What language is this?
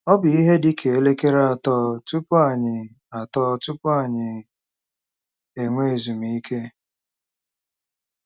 Igbo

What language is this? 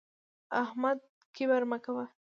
Pashto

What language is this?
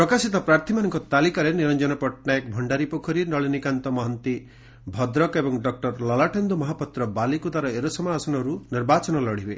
Odia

